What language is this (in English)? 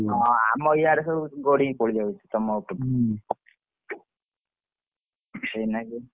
Odia